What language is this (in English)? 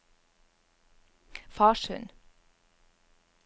Norwegian